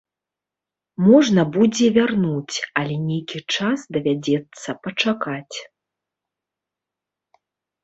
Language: Belarusian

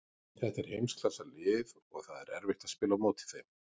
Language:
Icelandic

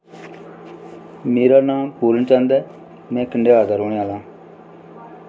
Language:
Dogri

